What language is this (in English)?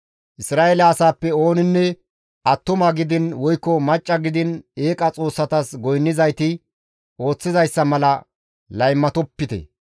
Gamo